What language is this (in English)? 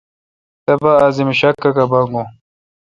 Kalkoti